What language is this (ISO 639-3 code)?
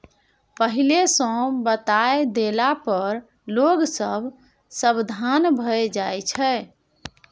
mai